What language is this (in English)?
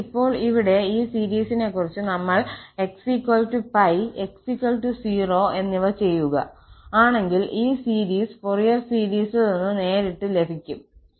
Malayalam